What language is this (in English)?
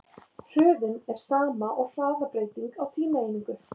Icelandic